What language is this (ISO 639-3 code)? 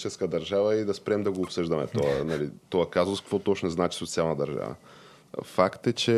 bul